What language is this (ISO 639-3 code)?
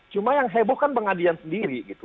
ind